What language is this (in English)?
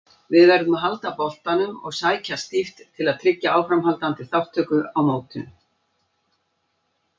Icelandic